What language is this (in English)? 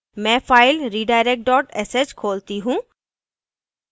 Hindi